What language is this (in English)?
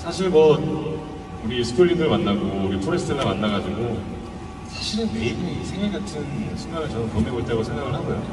Korean